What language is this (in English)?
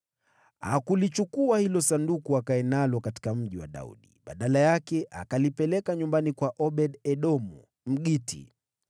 Swahili